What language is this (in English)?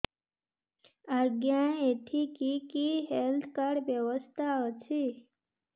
Odia